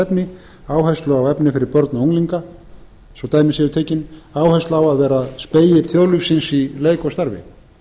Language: Icelandic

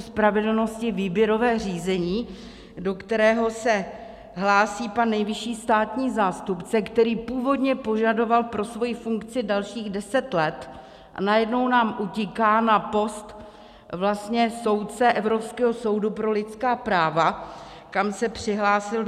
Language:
Czech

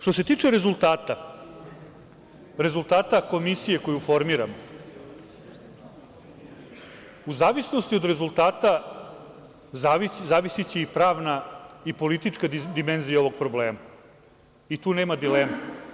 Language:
Serbian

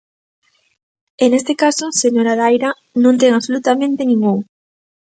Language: Galician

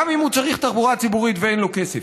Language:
Hebrew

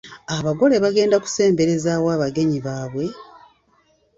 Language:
Ganda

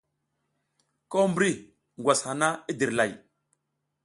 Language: South Giziga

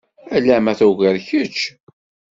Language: Kabyle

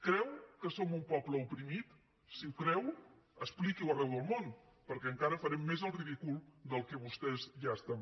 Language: Catalan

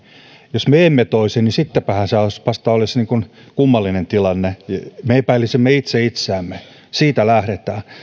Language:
Finnish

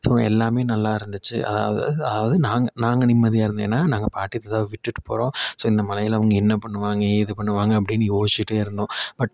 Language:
Tamil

